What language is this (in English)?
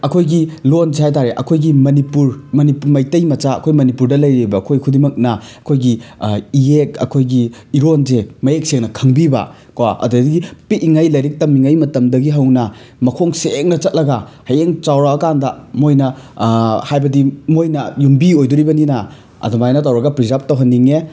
Manipuri